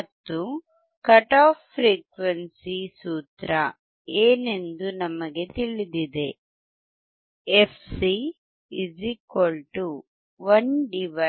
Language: Kannada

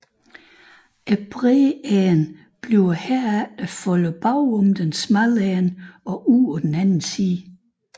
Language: Danish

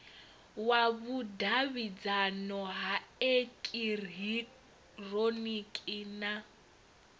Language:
Venda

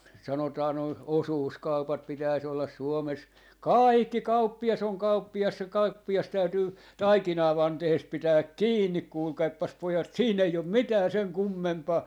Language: Finnish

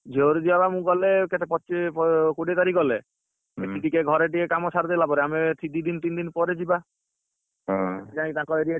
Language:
Odia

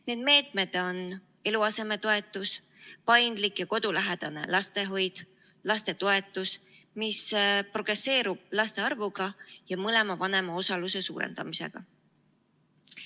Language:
Estonian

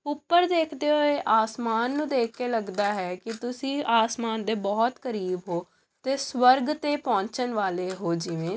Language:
Punjabi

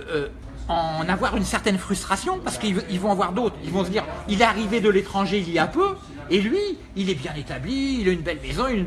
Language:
French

